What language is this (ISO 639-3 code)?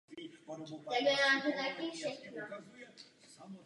ces